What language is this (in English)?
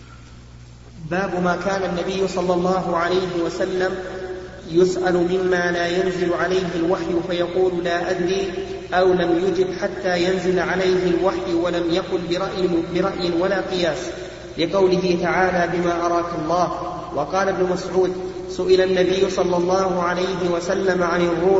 Arabic